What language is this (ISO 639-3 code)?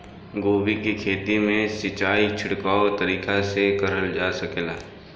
bho